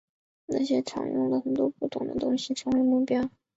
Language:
Chinese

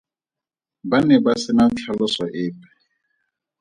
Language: Tswana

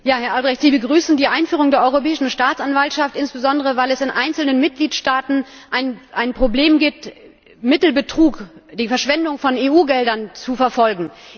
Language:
German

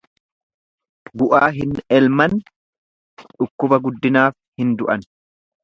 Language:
Oromo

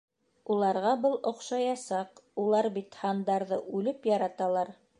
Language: Bashkir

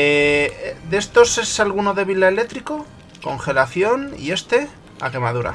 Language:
Spanish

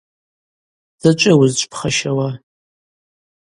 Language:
Abaza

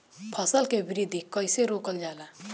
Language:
Bhojpuri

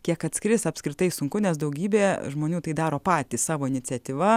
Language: Lithuanian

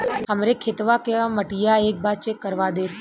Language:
Bhojpuri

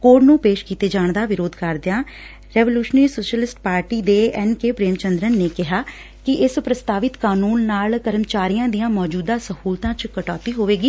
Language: Punjabi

